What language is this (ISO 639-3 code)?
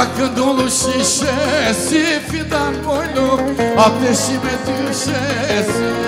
tur